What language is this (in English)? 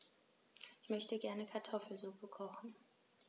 German